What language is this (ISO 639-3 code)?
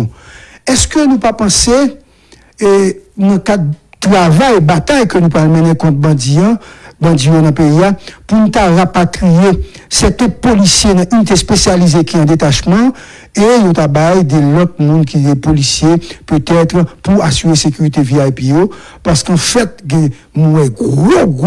fra